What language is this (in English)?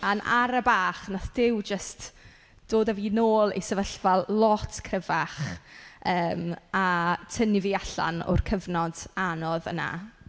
Welsh